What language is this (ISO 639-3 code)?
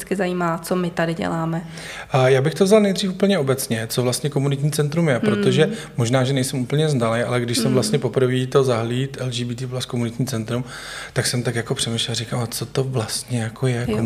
ces